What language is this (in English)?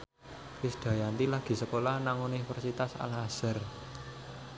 Javanese